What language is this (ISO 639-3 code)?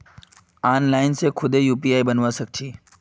mag